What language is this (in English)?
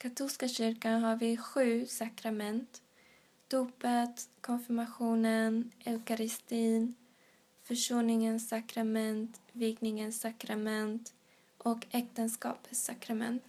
Swedish